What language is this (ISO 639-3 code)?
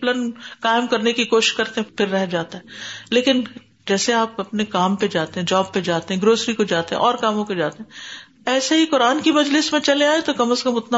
urd